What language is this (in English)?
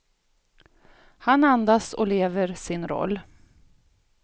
Swedish